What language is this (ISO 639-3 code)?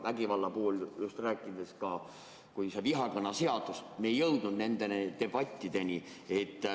est